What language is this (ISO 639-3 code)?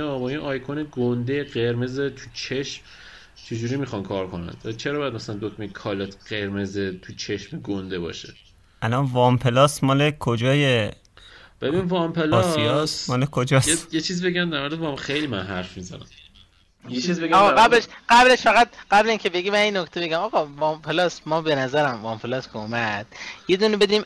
fas